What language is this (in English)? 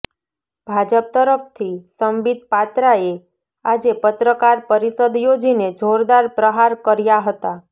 Gujarati